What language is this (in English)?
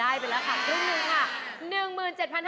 Thai